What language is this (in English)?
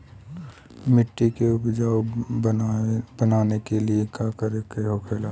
Bhojpuri